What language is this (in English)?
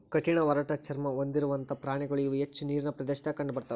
Kannada